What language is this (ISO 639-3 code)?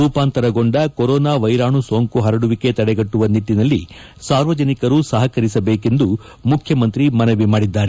kan